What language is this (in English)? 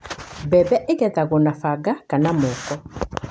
Kikuyu